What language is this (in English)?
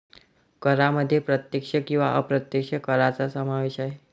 Marathi